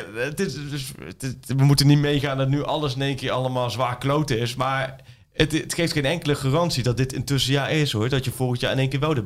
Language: Dutch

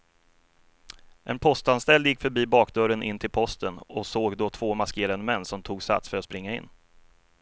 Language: Swedish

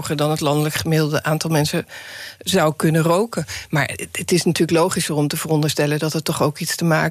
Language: Dutch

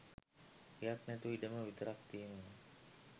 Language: Sinhala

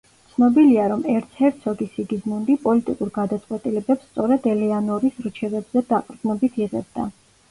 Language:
Georgian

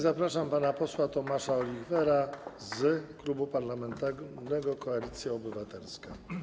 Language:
Polish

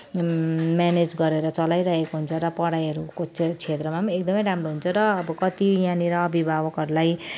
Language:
Nepali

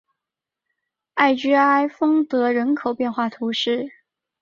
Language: Chinese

